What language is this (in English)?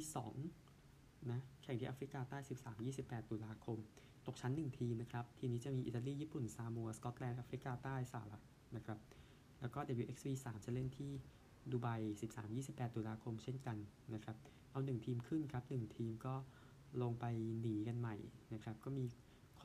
Thai